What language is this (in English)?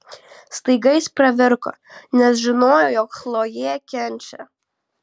Lithuanian